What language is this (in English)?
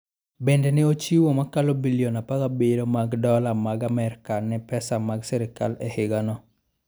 Luo (Kenya and Tanzania)